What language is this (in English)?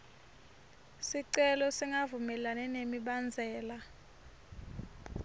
Swati